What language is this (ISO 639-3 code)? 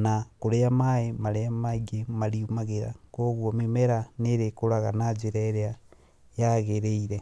kik